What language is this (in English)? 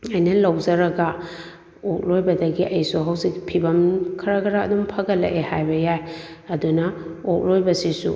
Manipuri